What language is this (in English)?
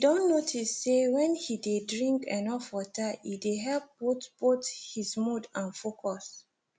Nigerian Pidgin